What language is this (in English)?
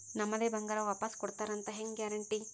Kannada